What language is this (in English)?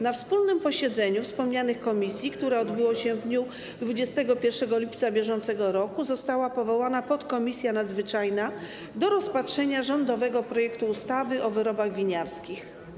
Polish